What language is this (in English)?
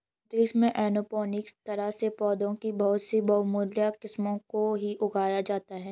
Hindi